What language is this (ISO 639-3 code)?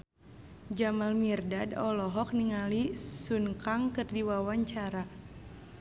sun